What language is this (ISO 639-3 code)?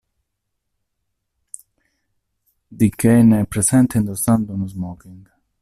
ita